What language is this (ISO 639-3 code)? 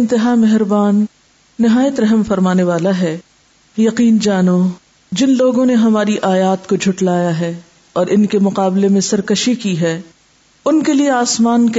urd